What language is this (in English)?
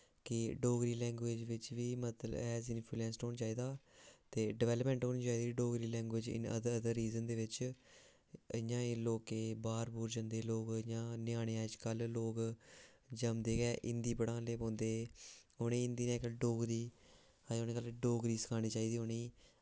Dogri